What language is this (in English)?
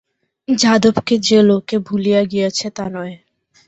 Bangla